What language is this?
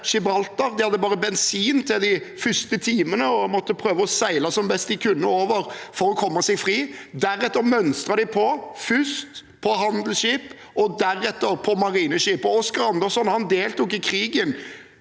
Norwegian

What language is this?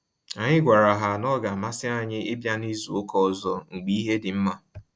Igbo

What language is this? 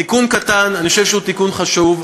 Hebrew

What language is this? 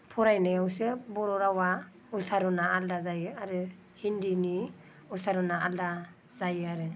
Bodo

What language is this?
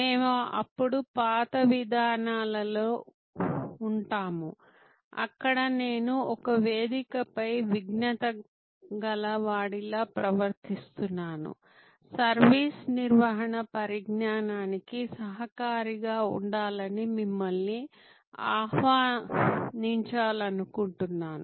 Telugu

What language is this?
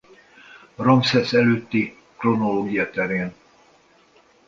Hungarian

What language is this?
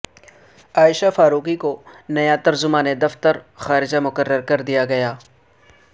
Urdu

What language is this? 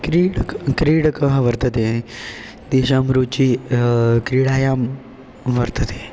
Sanskrit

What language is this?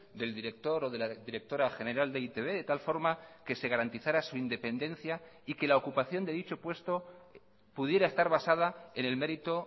Spanish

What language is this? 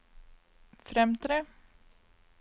Norwegian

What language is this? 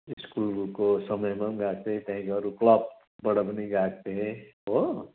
Nepali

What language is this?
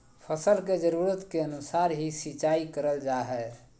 Magahi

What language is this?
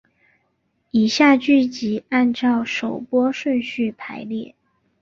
Chinese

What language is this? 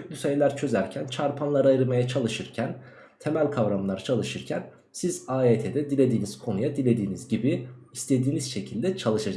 Turkish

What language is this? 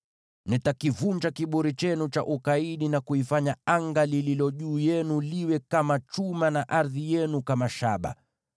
Swahili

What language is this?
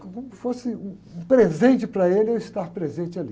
Portuguese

